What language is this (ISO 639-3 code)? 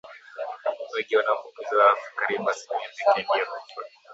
swa